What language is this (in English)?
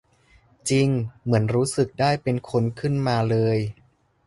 Thai